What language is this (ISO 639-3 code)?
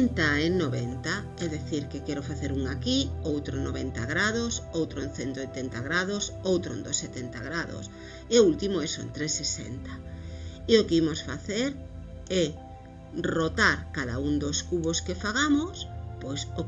glg